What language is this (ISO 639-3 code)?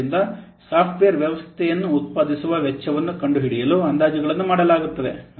kan